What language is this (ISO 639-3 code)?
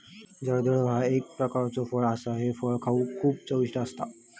mar